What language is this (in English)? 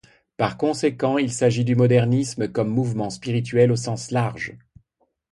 French